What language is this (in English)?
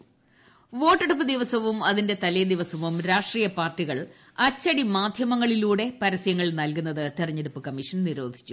Malayalam